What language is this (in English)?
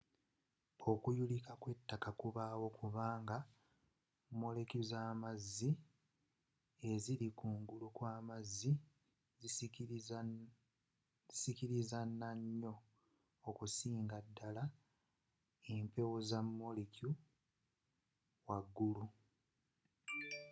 Ganda